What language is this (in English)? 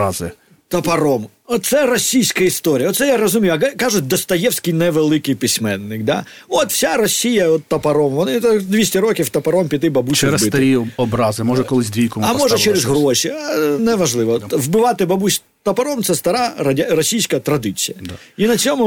Ukrainian